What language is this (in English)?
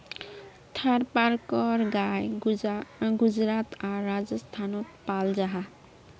Magahi